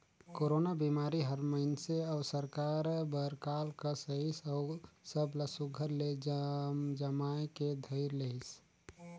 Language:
Chhattisgarhi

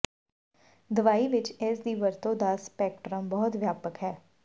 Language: Punjabi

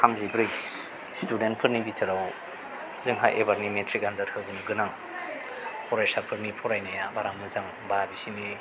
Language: Bodo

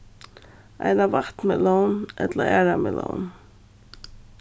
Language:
Faroese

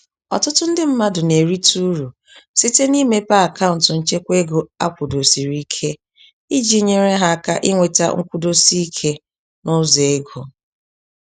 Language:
Igbo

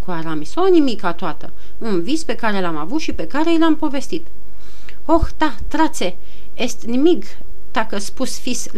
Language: Romanian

